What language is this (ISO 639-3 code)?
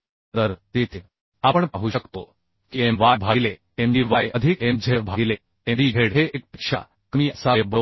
mar